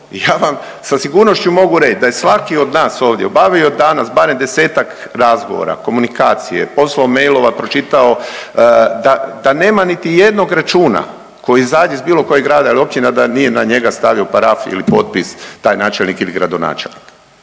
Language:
Croatian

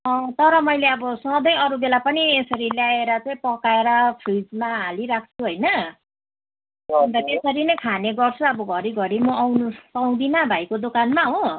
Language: Nepali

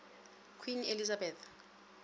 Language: Northern Sotho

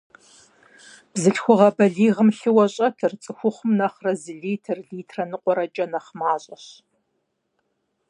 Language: Kabardian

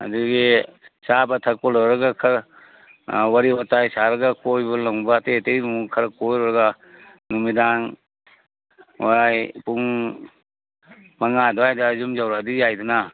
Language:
Manipuri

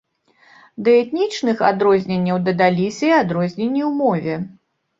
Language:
Belarusian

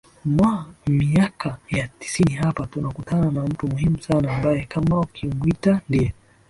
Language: Swahili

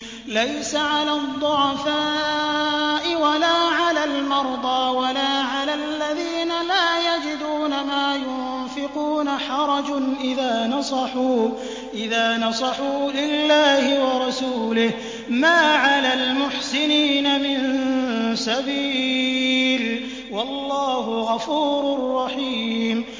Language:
Arabic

